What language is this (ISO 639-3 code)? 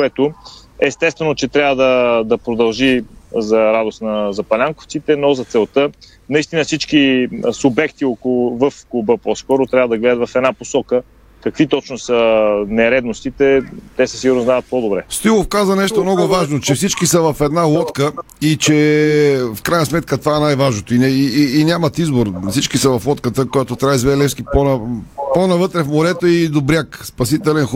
bul